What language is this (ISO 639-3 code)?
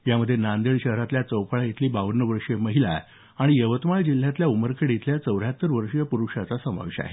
mar